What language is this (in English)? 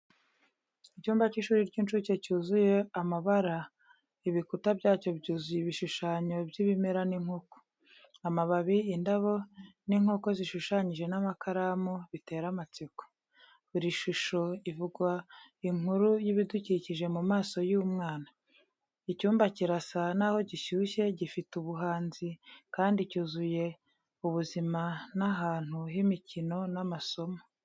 Kinyarwanda